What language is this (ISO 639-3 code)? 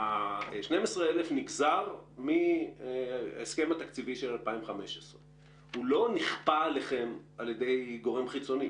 heb